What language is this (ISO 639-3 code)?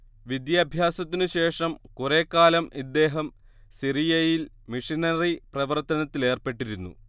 mal